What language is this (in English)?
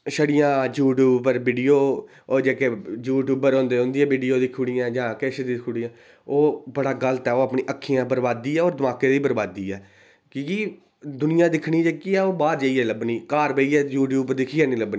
Dogri